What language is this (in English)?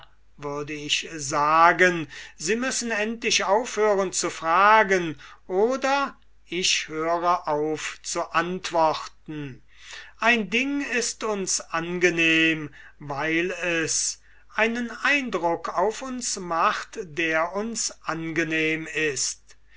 German